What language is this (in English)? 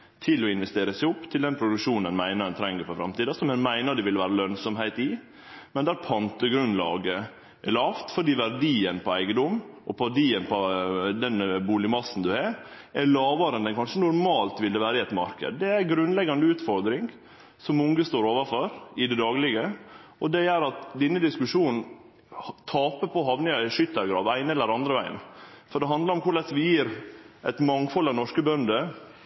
Norwegian Nynorsk